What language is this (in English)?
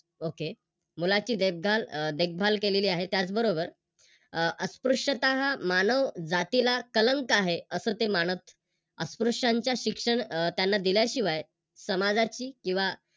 Marathi